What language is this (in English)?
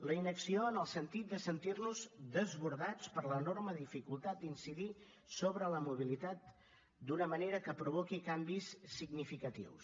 Catalan